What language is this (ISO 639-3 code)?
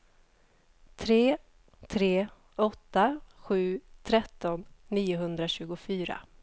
swe